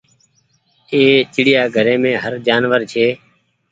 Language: Goaria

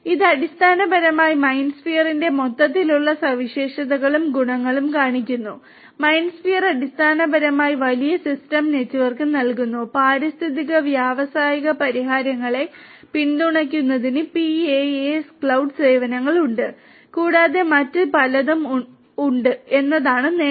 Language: Malayalam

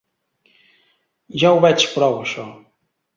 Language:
Catalan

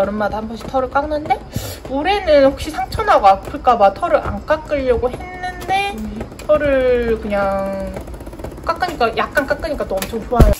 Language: Korean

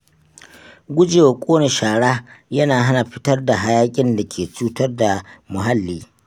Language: Hausa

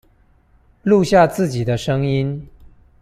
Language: Chinese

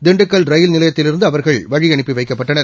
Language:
Tamil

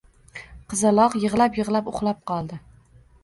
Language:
Uzbek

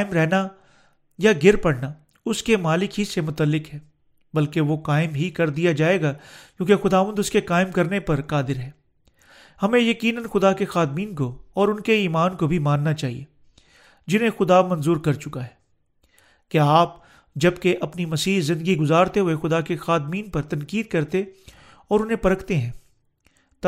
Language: Urdu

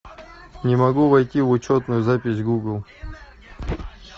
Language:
Russian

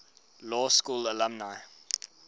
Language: English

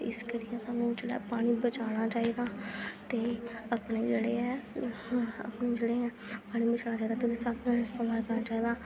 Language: Dogri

